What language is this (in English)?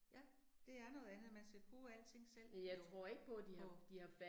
Danish